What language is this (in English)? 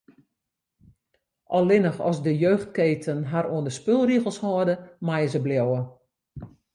Western Frisian